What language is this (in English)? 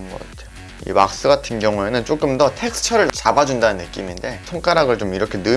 Korean